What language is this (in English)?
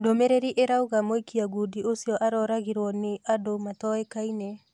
Kikuyu